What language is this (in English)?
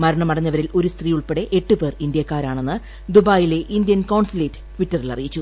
Malayalam